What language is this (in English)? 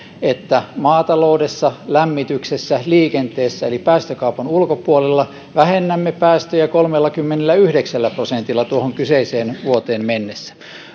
Finnish